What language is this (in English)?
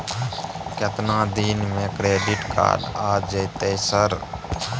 Maithili